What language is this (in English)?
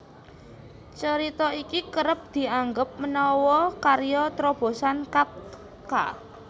Javanese